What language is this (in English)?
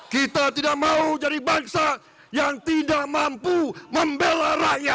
Indonesian